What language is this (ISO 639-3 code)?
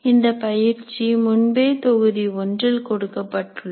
tam